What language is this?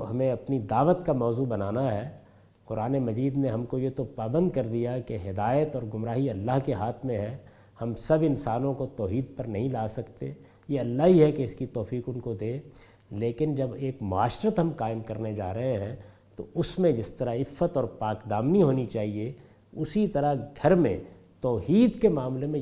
Urdu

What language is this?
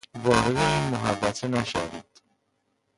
Persian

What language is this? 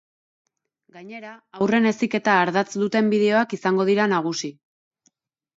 Basque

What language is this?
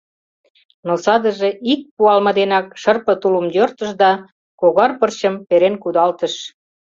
Mari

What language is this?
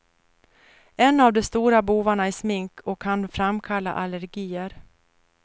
Swedish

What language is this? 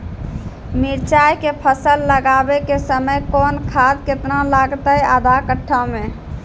Maithili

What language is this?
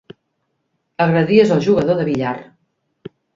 Catalan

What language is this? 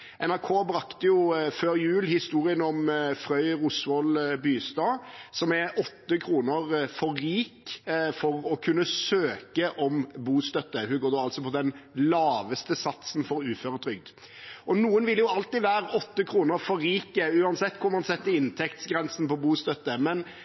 Norwegian Bokmål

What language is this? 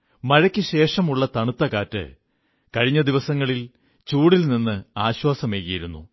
Malayalam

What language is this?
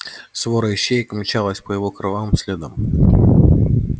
Russian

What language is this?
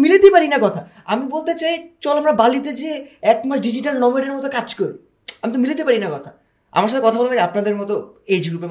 Bangla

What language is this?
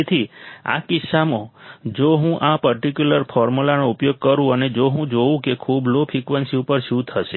Gujarati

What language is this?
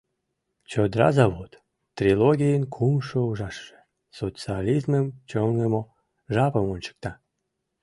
Mari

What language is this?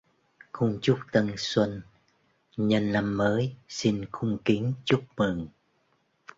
Vietnamese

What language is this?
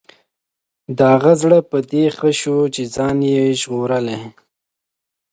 Pashto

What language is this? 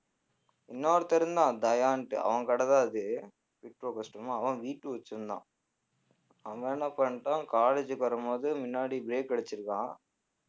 Tamil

